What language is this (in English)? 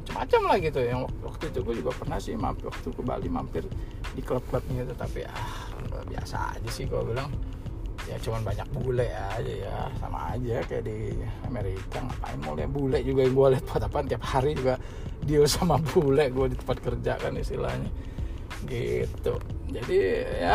Indonesian